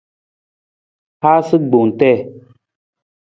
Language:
Nawdm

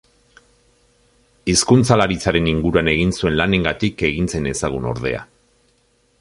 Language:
Basque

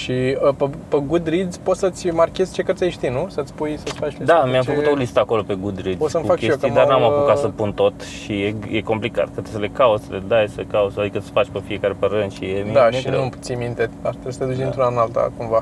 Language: Romanian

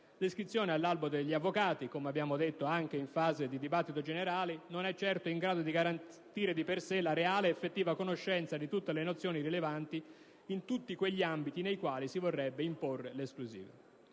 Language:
Italian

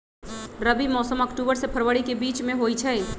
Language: Magahi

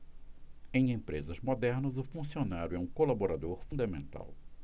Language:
Portuguese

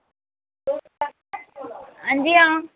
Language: Dogri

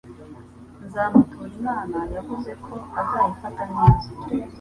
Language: Kinyarwanda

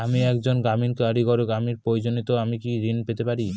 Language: Bangla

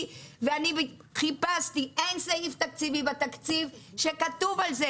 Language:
Hebrew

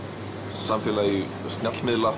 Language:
Icelandic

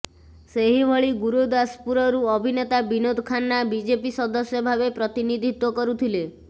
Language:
Odia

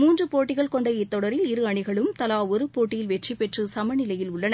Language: Tamil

